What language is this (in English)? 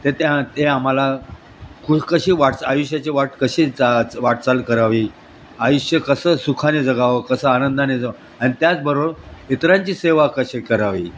Marathi